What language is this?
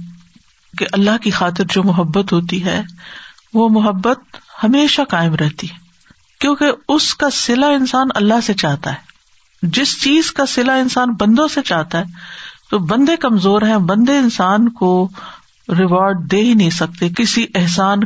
Urdu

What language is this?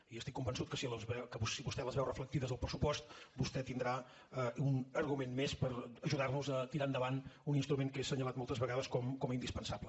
Catalan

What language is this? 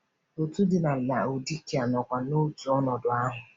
Igbo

